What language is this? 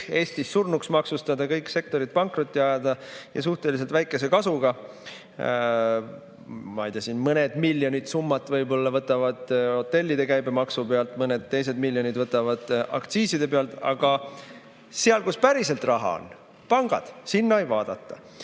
Estonian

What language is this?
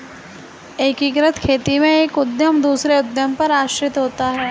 Hindi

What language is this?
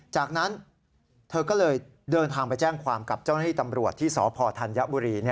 Thai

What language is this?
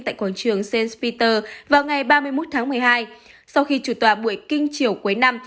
Vietnamese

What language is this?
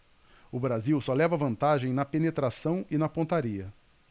Portuguese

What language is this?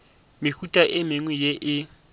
Northern Sotho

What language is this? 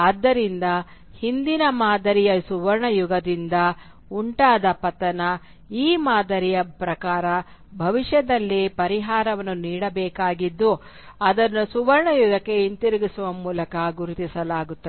Kannada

